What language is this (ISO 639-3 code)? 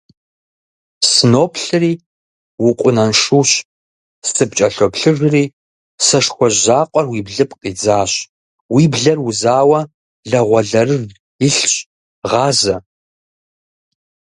kbd